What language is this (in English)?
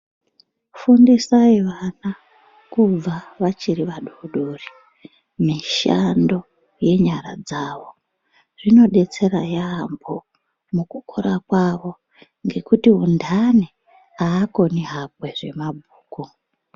Ndau